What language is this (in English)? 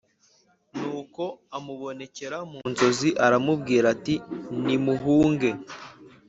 Kinyarwanda